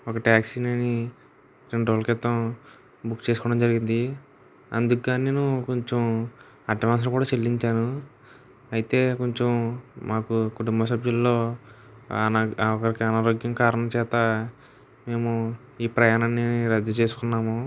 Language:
Telugu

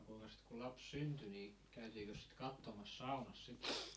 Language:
Finnish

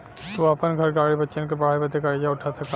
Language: Bhojpuri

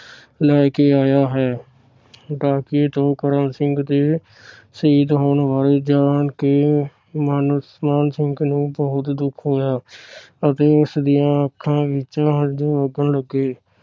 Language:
Punjabi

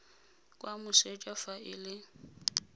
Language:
Tswana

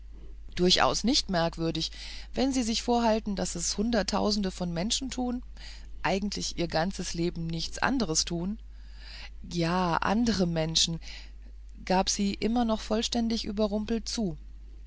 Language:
German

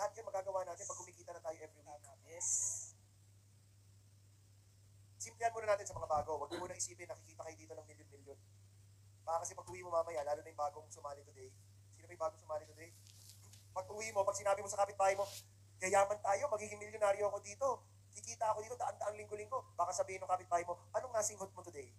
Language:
Filipino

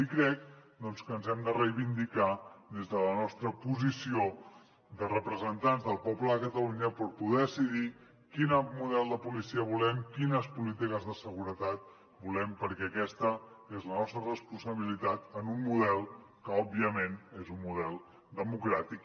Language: Catalan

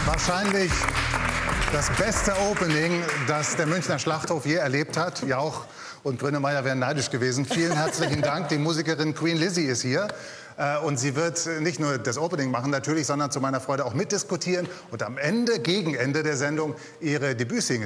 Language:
German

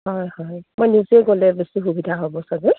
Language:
Assamese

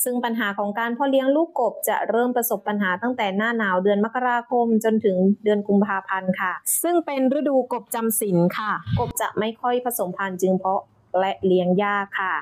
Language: Thai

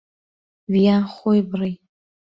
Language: Central Kurdish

